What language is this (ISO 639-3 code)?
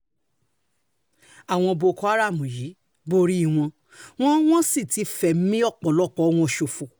yor